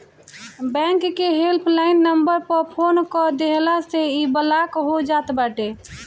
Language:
Bhojpuri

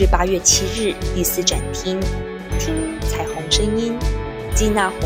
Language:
Chinese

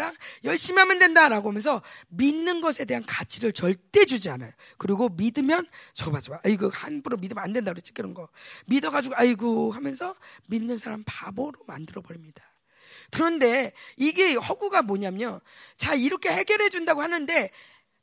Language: Korean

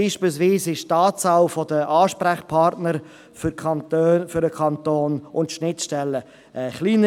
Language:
Swiss German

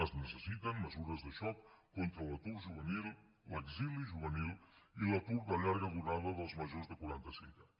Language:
Catalan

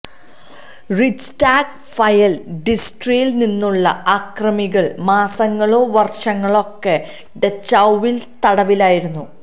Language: Malayalam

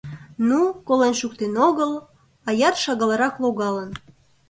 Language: Mari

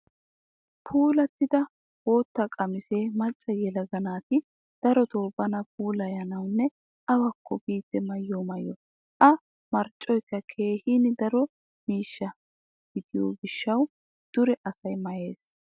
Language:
Wolaytta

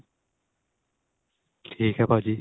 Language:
Punjabi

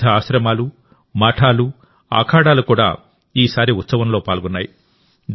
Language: Telugu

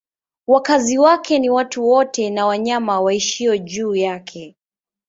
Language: Swahili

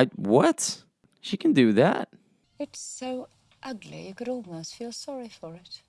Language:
English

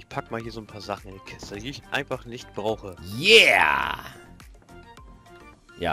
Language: German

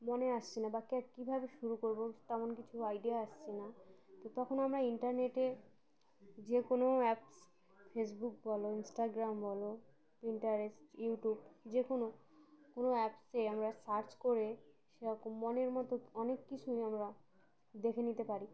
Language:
Bangla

